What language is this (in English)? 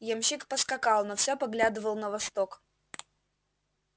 Russian